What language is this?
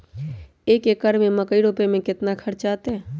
Magahi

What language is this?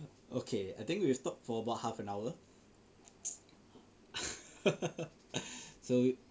English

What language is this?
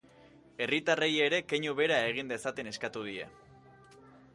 Basque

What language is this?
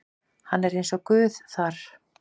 Icelandic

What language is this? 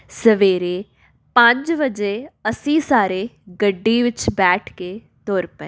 Punjabi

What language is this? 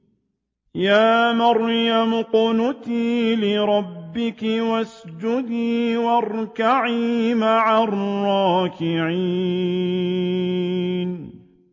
Arabic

